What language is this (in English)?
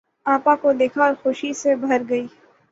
Urdu